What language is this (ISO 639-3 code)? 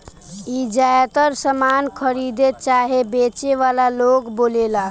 bho